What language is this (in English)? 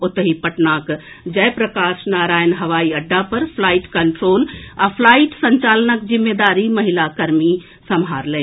Maithili